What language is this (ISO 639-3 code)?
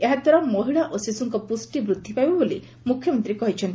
ori